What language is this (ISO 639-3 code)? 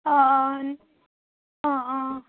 asm